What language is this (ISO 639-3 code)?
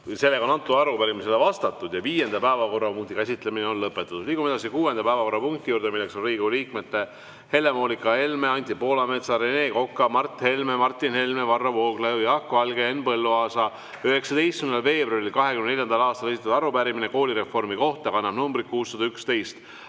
est